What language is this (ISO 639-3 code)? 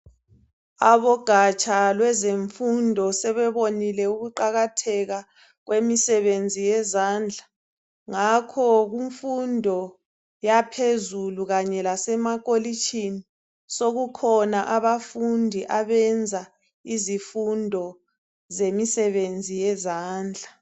nde